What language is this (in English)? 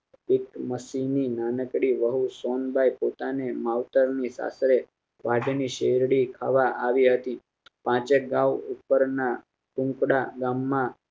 Gujarati